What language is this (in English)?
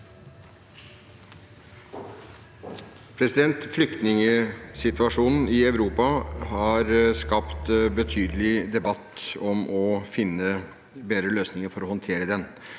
Norwegian